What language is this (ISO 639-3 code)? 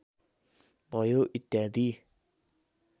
nep